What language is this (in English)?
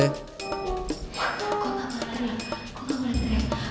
Indonesian